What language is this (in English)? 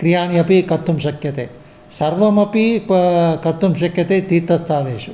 Sanskrit